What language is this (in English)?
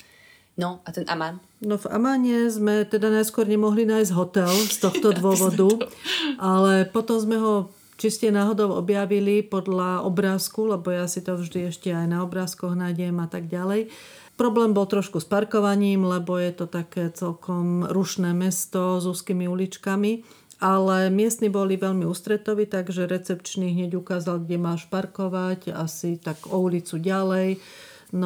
Slovak